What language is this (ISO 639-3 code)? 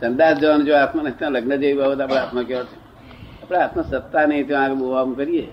guj